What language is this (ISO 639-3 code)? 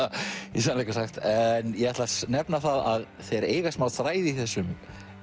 isl